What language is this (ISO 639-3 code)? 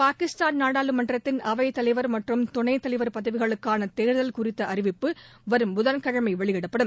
tam